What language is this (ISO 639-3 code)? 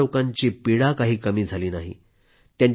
mar